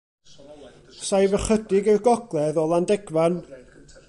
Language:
Welsh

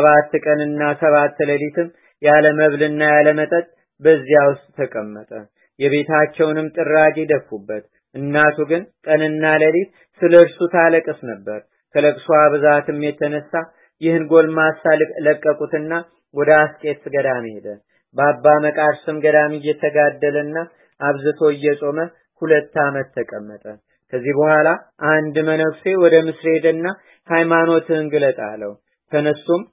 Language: Amharic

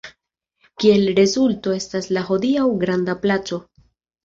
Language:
Esperanto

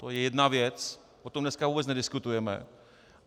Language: Czech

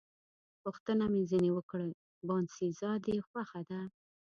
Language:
Pashto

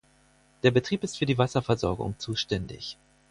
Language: German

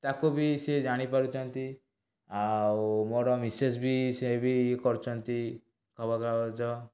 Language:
Odia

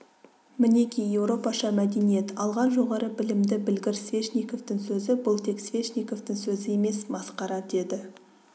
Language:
Kazakh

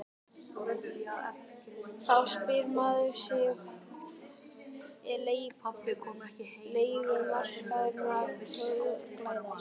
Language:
Icelandic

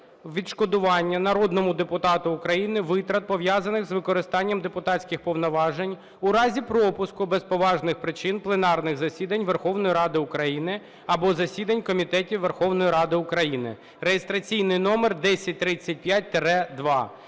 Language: Ukrainian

